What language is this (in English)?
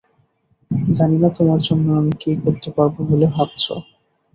Bangla